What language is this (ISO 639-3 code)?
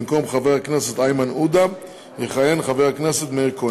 heb